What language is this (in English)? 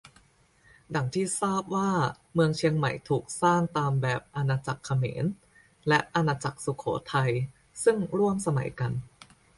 Thai